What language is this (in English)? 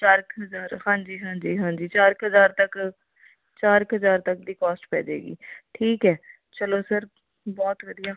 Punjabi